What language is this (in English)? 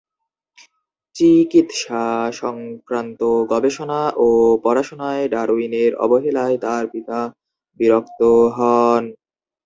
Bangla